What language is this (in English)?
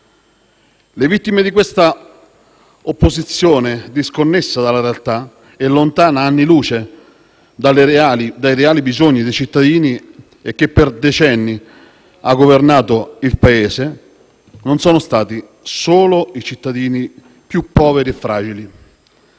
Italian